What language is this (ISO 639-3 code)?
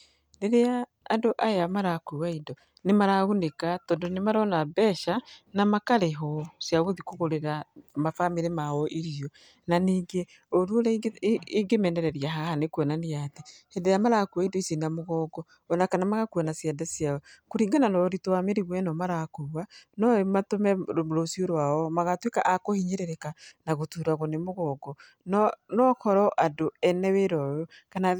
kik